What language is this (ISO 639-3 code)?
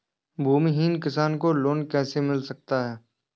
hin